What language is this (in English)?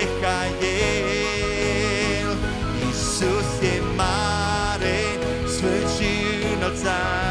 Romanian